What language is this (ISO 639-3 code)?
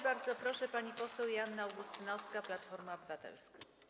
pol